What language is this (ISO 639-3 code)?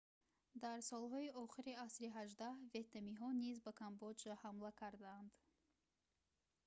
tgk